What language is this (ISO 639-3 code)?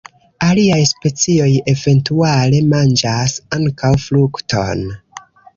epo